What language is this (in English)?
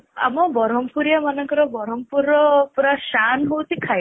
Odia